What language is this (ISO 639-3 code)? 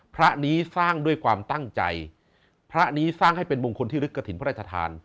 tha